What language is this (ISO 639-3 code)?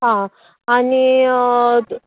kok